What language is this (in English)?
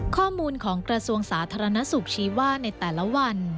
Thai